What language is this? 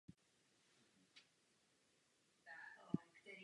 Czech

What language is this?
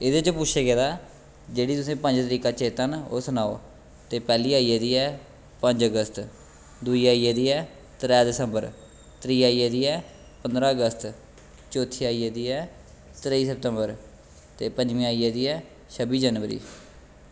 Dogri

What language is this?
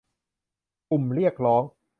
Thai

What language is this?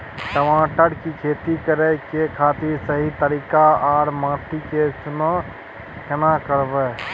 Maithili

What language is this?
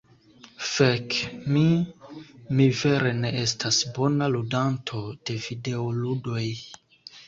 Esperanto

